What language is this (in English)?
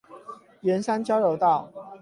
Chinese